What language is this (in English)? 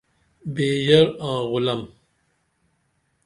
Dameli